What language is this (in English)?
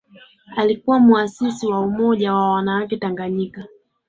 Swahili